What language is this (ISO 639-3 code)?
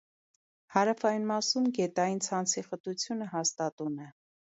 hye